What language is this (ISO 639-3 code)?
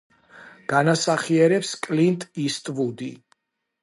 kat